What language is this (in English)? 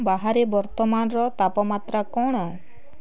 Odia